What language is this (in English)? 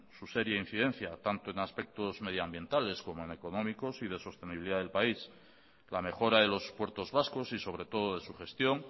Spanish